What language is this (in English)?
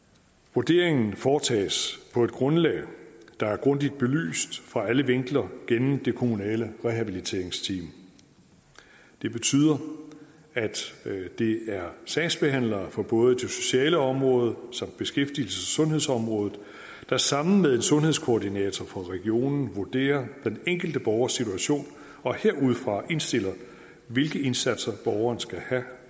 Danish